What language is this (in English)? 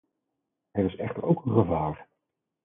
Dutch